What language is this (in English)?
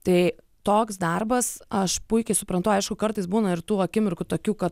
Lithuanian